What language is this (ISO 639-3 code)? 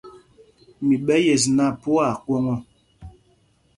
mgg